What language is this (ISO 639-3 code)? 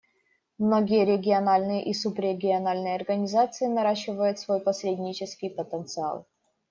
rus